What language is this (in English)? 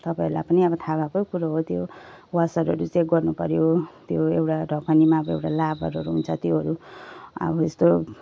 Nepali